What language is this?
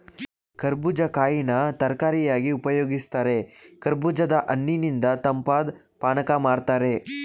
Kannada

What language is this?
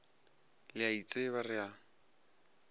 Northern Sotho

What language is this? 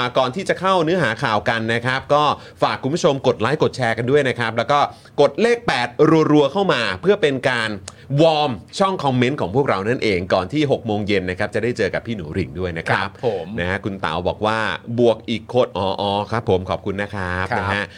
Thai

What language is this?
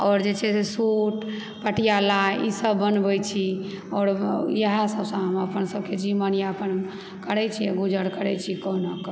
Maithili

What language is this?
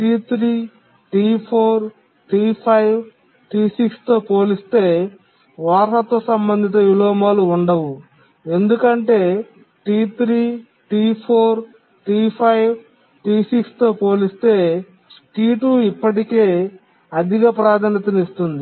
Telugu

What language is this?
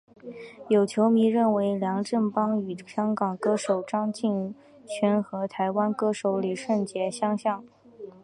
Chinese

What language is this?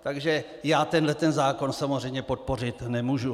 Czech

